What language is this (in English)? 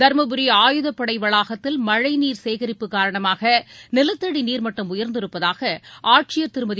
Tamil